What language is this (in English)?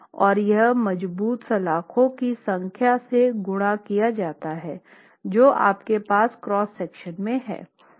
Hindi